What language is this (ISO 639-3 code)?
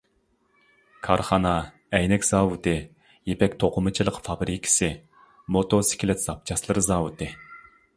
uig